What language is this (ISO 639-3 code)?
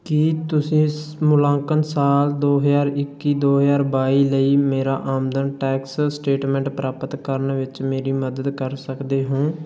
pan